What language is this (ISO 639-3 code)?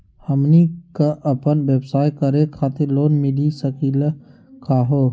mag